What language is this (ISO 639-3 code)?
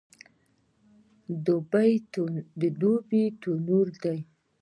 pus